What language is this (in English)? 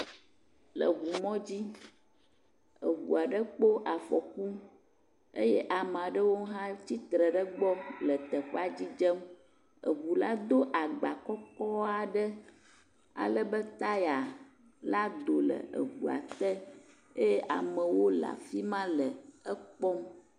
Ewe